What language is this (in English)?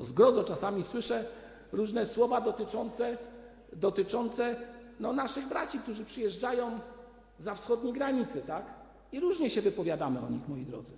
Polish